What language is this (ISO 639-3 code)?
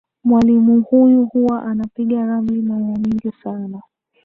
swa